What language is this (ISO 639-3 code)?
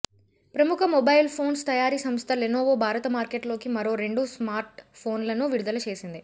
tel